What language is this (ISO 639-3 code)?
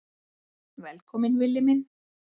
isl